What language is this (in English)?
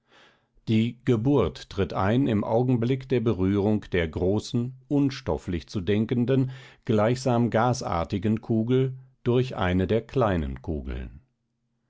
German